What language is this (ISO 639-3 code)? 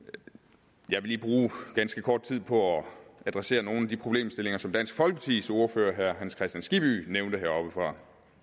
dan